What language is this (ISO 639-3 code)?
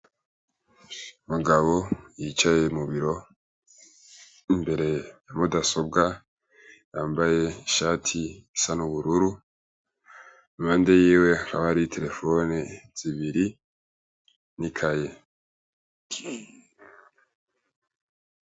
run